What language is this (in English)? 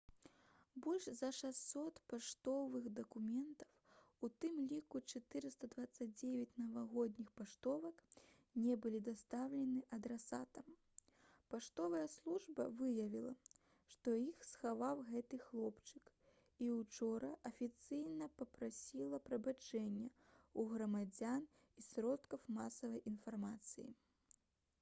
Belarusian